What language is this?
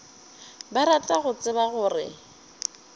Northern Sotho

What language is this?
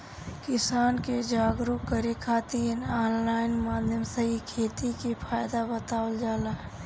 Bhojpuri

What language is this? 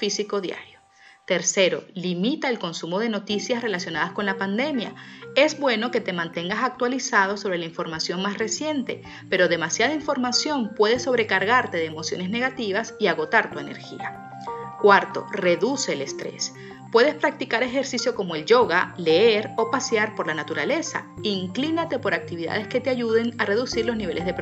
Spanish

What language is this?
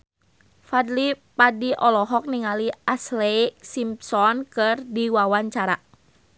Sundanese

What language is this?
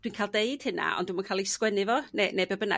Welsh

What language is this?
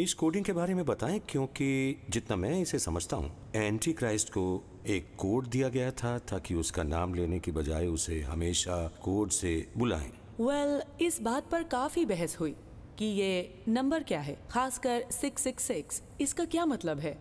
Hindi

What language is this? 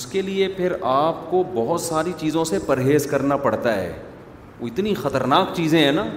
Urdu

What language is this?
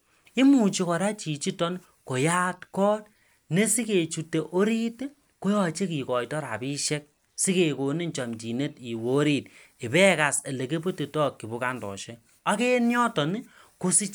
Kalenjin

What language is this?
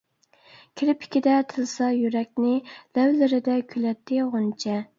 Uyghur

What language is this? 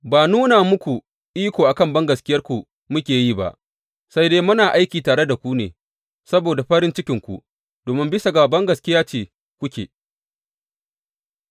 Hausa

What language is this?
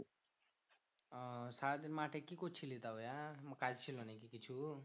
Bangla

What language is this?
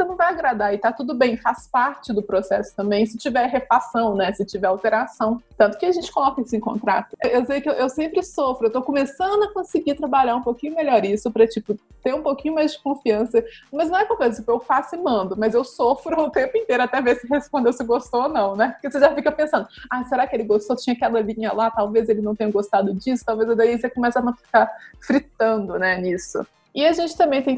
Portuguese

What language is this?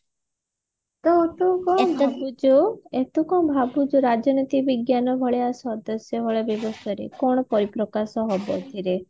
Odia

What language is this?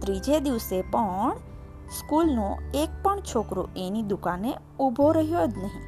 Gujarati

